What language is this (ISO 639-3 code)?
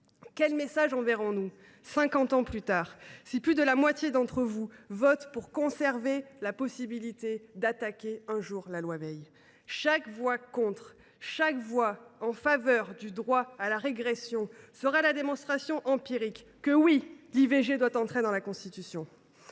fra